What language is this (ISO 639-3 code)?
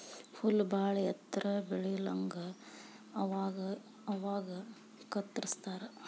kan